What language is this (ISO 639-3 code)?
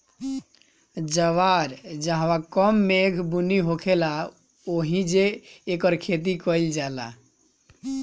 bho